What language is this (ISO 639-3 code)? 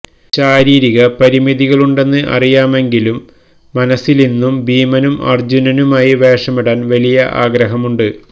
mal